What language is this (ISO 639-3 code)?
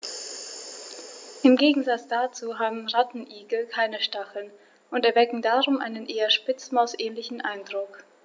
deu